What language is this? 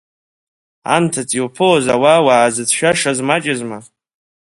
Abkhazian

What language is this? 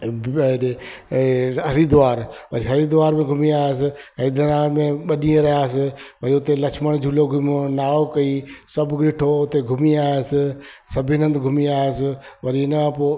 Sindhi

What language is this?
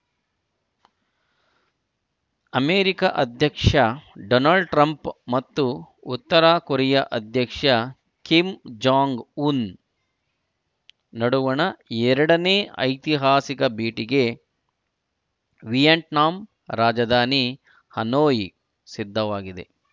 Kannada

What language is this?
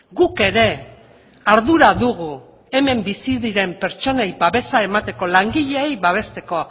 Basque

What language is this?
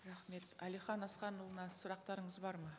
Kazakh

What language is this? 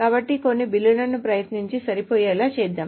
Telugu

